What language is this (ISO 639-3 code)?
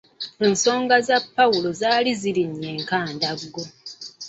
lug